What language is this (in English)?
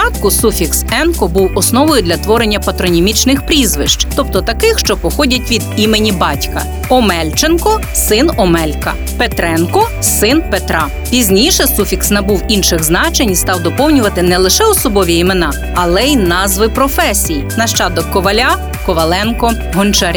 Ukrainian